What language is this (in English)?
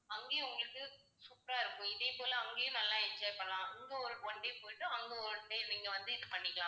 Tamil